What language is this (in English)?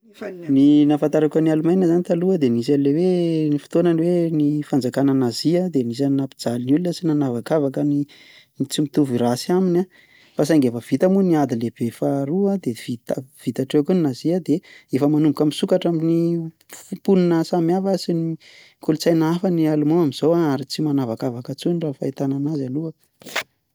Malagasy